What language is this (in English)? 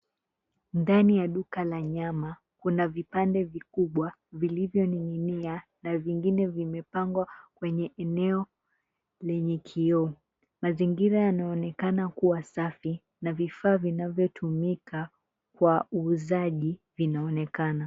Swahili